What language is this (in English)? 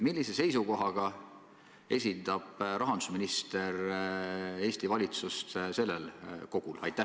Estonian